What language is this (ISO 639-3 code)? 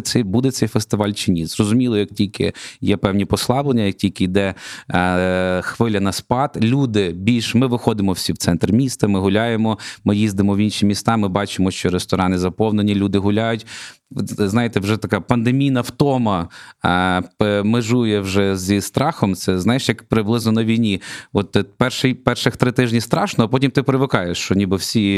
ukr